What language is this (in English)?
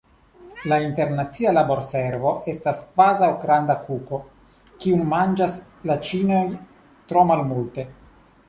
Esperanto